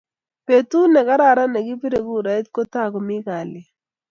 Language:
Kalenjin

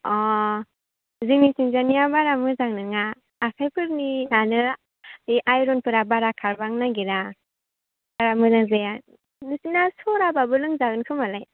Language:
Bodo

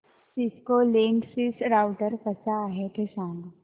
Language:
Marathi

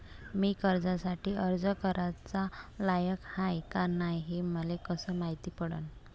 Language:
Marathi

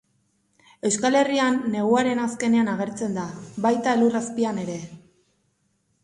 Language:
Basque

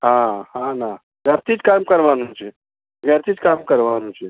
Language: Gujarati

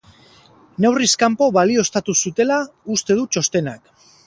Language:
Basque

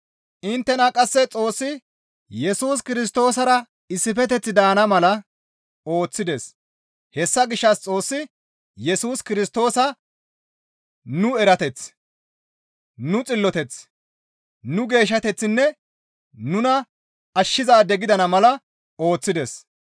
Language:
Gamo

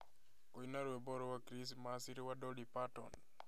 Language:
Kikuyu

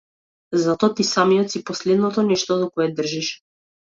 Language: Macedonian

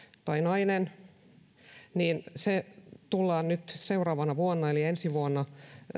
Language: Finnish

